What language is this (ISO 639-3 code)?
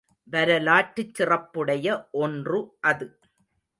tam